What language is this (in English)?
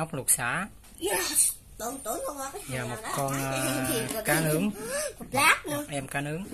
Vietnamese